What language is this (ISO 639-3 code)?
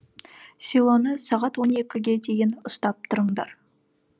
kaz